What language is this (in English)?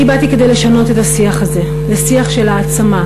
Hebrew